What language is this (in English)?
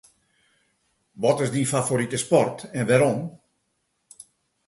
Western Frisian